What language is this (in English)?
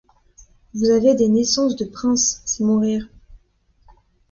French